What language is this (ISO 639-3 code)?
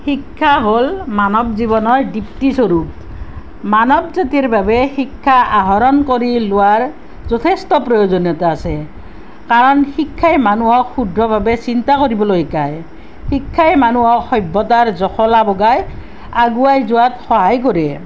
asm